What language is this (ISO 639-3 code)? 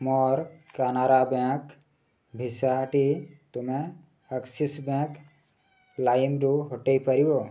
ori